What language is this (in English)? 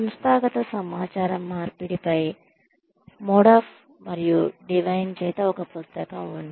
Telugu